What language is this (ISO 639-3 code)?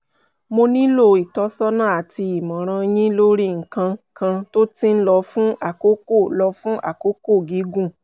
yor